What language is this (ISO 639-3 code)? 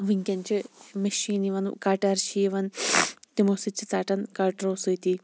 kas